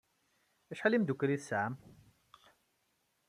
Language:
Kabyle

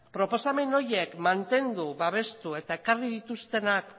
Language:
Basque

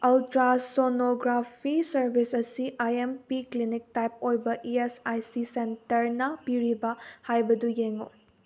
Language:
Manipuri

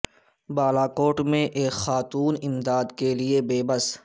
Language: Urdu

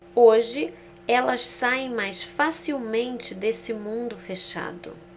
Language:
Portuguese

